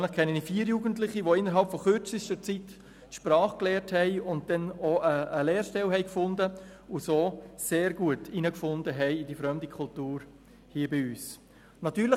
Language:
Swiss German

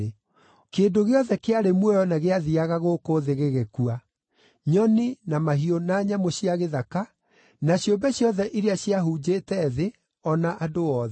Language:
Kikuyu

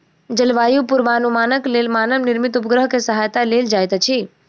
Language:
Maithili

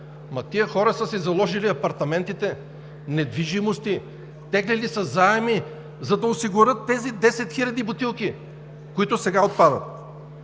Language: Bulgarian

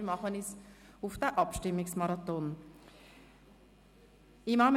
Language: Swiss German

